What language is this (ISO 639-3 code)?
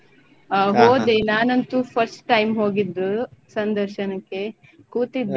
kan